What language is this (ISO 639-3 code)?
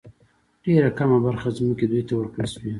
pus